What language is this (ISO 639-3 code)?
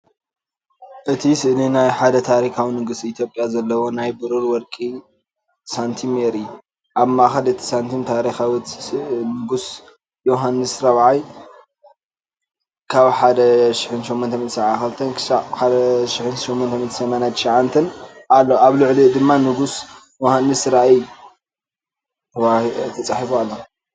tir